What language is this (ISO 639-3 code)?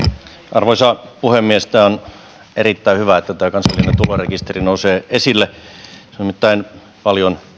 fin